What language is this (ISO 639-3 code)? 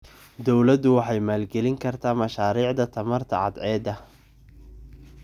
som